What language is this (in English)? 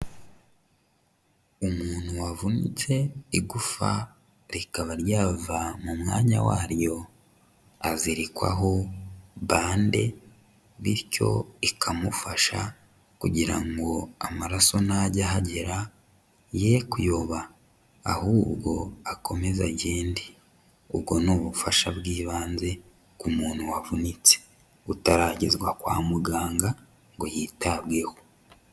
Kinyarwanda